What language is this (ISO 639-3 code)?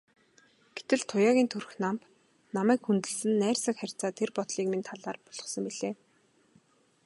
mon